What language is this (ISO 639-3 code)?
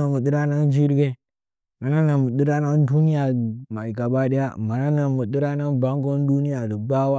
nja